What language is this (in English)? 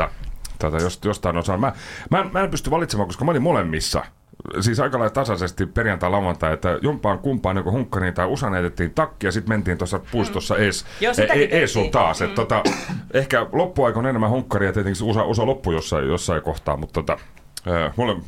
Finnish